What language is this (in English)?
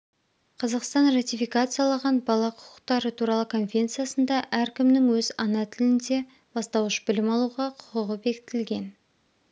Kazakh